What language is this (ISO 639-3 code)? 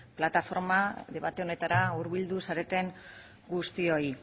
eus